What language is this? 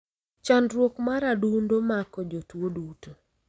Luo (Kenya and Tanzania)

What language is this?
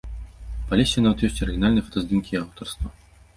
Belarusian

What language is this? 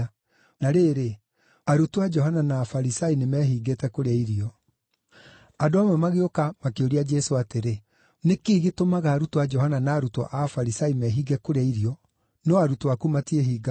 Kikuyu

